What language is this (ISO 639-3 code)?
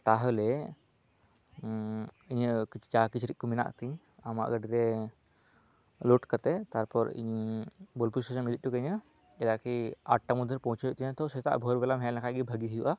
sat